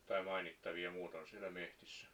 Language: Finnish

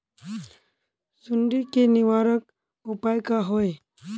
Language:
Magahi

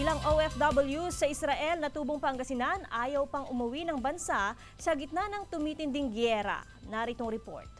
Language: Filipino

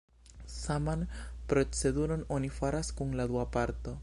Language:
Esperanto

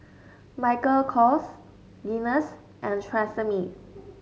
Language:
English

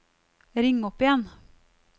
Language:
Norwegian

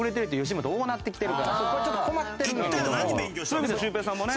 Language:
Japanese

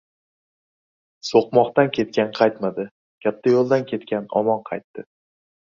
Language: Uzbek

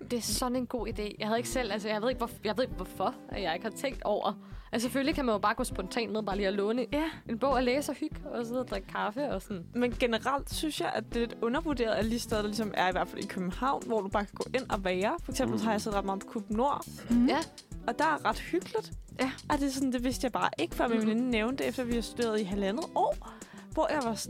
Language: Danish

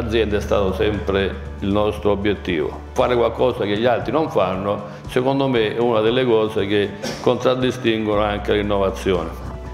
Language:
Italian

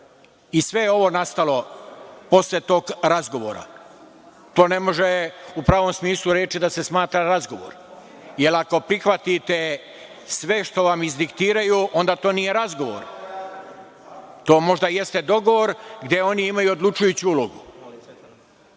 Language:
Serbian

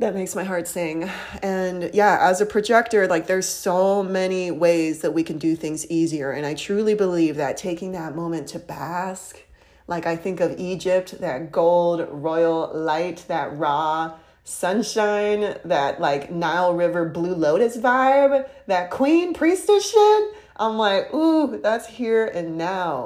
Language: English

